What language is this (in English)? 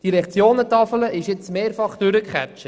Swiss German